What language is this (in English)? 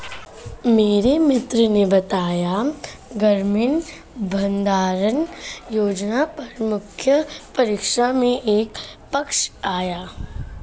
Hindi